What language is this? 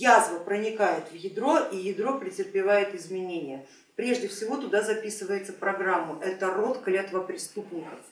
Russian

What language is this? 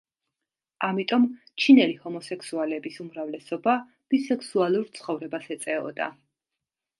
Georgian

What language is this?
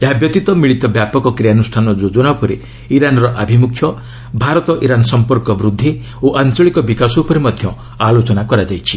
Odia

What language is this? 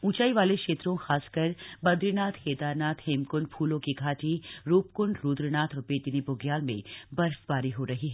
Hindi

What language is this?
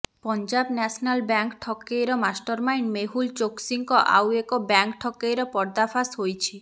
Odia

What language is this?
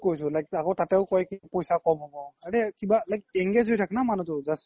Assamese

